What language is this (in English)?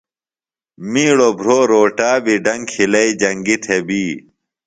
Phalura